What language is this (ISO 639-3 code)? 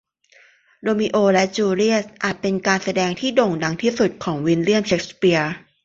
tha